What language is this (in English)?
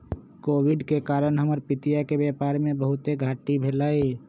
Magahi